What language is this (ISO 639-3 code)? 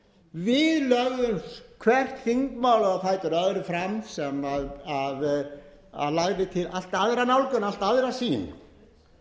isl